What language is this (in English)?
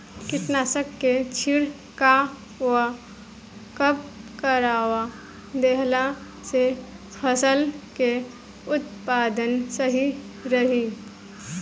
Bhojpuri